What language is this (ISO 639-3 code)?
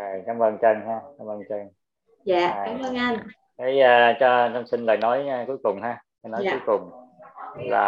vie